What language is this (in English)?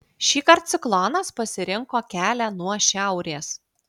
Lithuanian